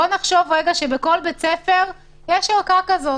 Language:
Hebrew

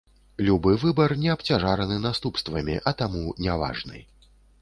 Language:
Belarusian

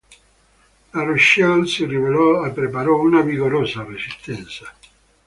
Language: Italian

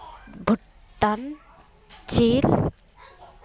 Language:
Santali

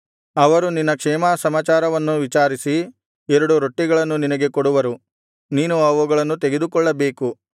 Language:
Kannada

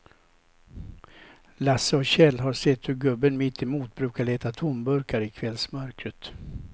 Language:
Swedish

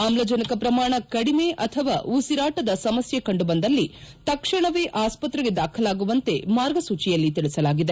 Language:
Kannada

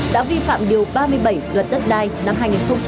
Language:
Vietnamese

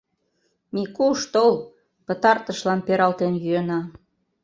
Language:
Mari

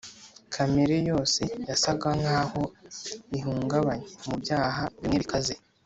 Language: Kinyarwanda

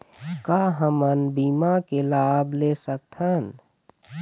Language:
Chhattisgarhi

